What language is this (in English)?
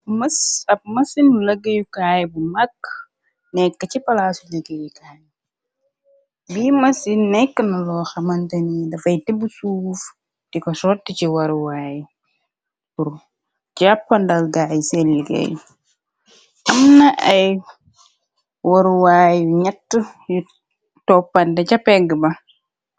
Wolof